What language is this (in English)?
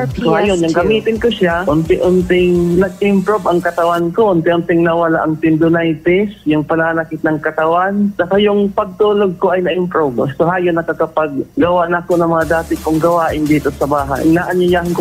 Filipino